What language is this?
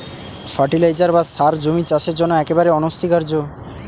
Bangla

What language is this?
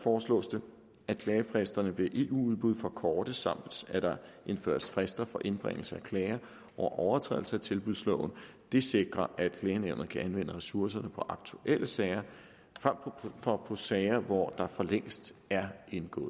Danish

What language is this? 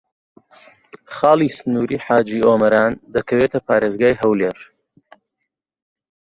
Central Kurdish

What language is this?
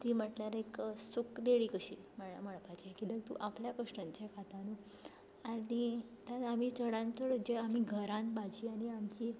Konkani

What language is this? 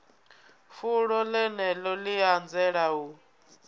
Venda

